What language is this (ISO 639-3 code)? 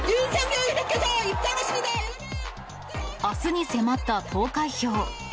jpn